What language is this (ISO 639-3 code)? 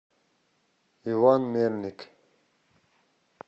rus